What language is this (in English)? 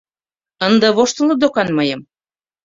Mari